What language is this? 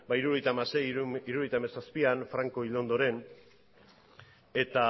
Basque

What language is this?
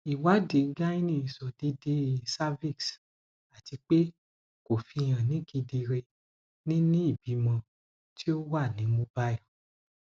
Yoruba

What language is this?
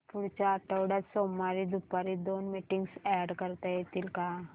Marathi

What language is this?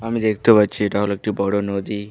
Bangla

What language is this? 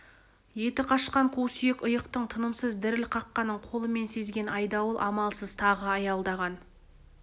Kazakh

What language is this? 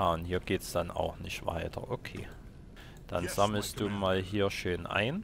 German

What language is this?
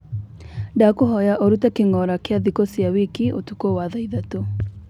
Kikuyu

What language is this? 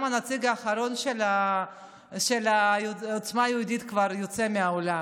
Hebrew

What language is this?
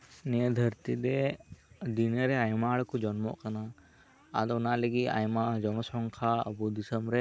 Santali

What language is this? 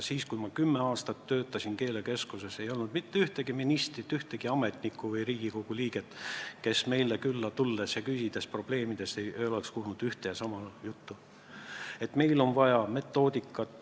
Estonian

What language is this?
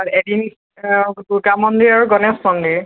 Assamese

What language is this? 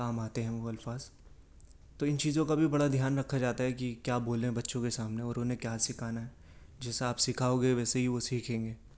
Urdu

